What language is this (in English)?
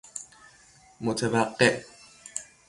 Persian